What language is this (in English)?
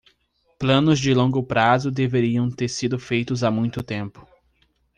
Portuguese